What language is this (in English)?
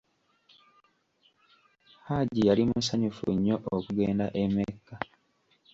Ganda